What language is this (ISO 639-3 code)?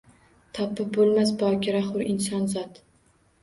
uzb